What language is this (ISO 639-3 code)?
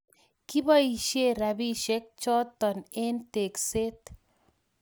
kln